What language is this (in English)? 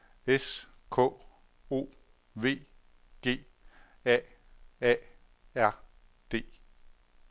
Danish